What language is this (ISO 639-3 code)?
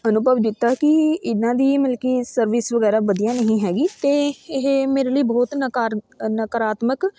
pan